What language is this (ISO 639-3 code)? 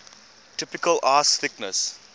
eng